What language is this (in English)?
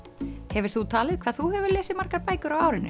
Icelandic